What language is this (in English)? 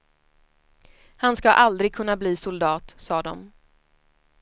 Swedish